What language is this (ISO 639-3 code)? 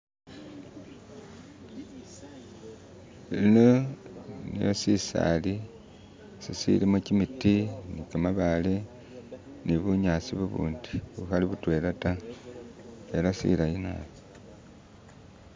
myx